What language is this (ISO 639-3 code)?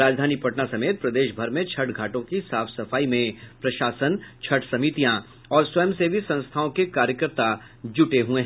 hin